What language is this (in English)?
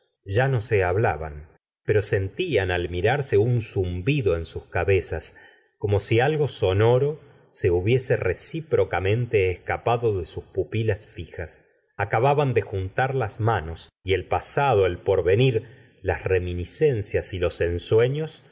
Spanish